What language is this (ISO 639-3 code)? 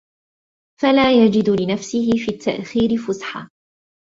ara